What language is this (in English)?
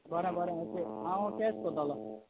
Konkani